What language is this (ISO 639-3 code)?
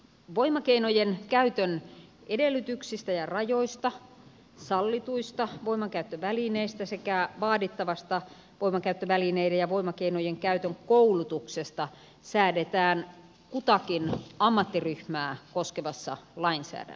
fin